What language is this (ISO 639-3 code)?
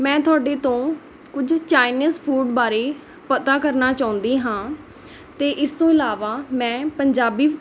pan